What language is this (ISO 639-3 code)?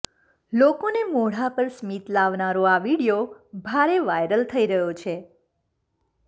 guj